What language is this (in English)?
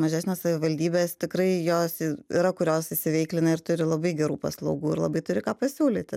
Lithuanian